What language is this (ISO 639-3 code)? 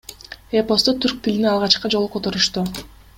kir